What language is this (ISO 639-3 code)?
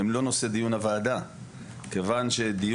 heb